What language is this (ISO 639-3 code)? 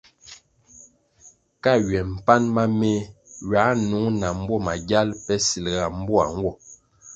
nmg